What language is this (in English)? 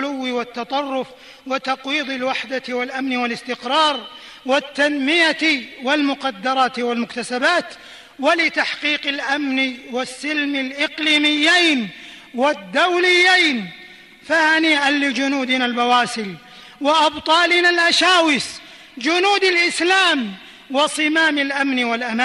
Arabic